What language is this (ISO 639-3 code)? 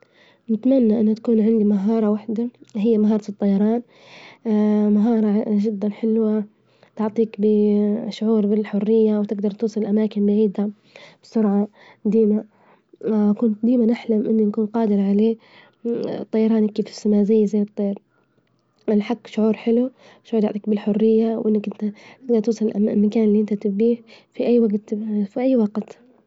ayl